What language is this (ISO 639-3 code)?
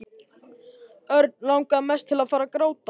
isl